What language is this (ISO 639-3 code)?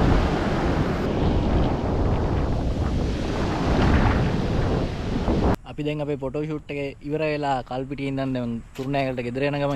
tha